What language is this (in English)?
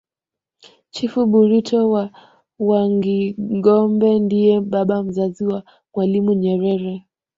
Swahili